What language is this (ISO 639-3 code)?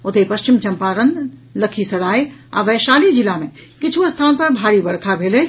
mai